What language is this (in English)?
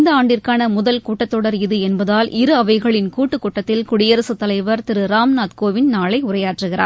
Tamil